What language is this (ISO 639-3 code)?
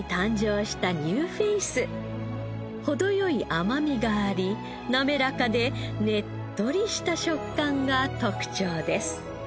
jpn